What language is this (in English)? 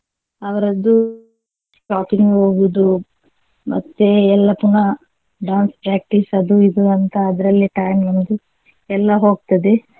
Kannada